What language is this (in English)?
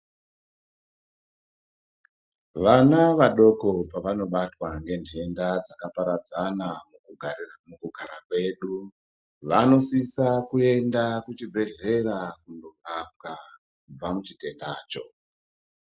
Ndau